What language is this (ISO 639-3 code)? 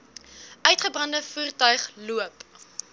afr